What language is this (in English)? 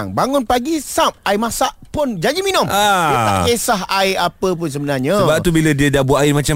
Malay